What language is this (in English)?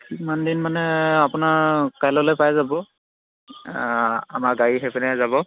Assamese